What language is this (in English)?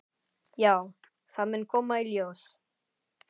Icelandic